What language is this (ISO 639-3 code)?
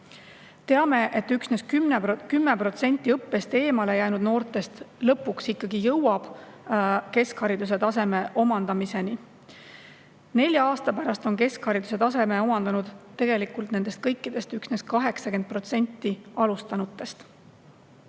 est